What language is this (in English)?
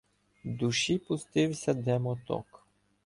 Ukrainian